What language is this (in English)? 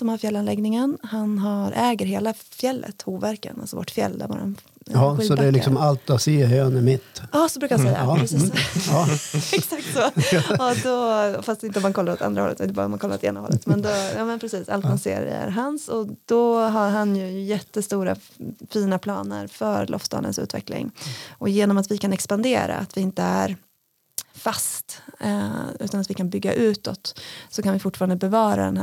Swedish